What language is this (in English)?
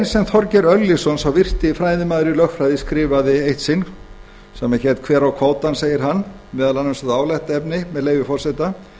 Icelandic